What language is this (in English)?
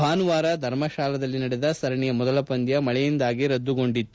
Kannada